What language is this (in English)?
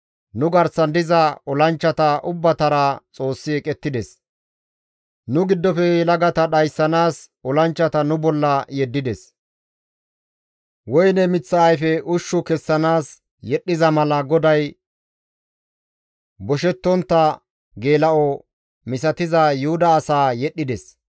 Gamo